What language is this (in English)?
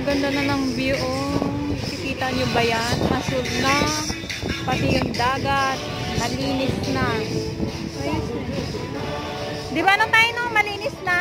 Filipino